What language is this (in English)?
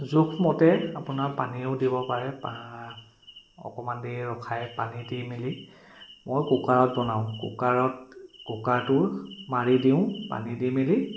Assamese